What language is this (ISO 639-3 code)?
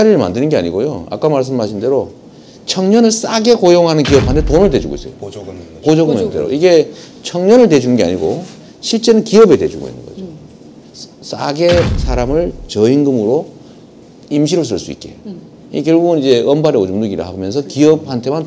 kor